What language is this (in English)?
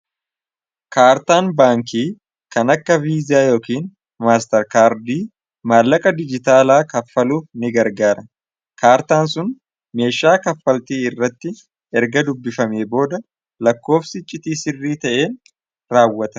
Oromo